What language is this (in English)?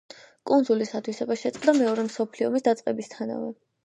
Georgian